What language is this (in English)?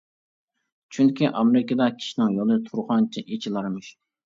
Uyghur